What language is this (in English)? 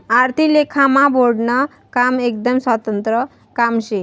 Marathi